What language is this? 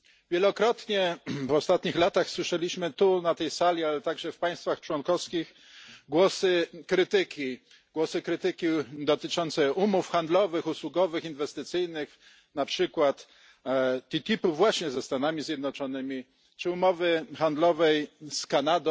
Polish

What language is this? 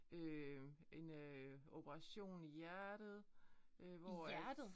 Danish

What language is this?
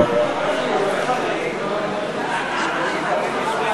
Hebrew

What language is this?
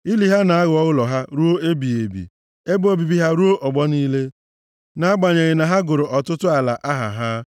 Igbo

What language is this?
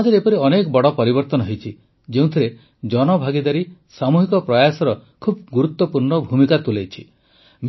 Odia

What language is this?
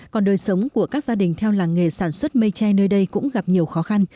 Vietnamese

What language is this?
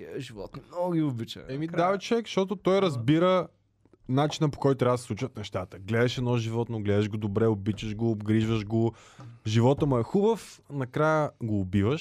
Bulgarian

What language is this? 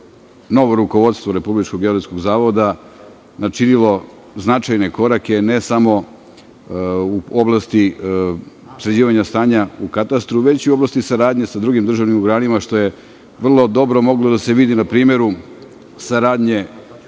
Serbian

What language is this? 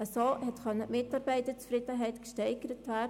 Swiss German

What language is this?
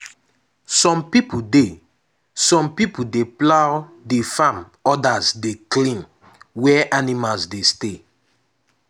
Nigerian Pidgin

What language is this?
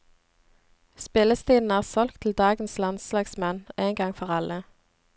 Norwegian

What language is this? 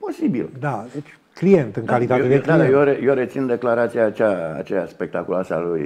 Romanian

